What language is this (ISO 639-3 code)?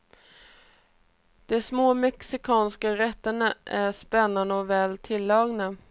swe